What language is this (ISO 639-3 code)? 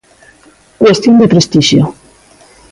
glg